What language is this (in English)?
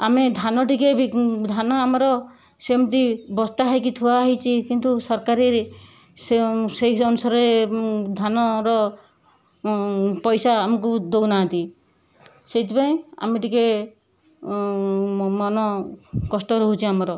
Odia